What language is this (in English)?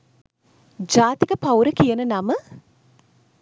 Sinhala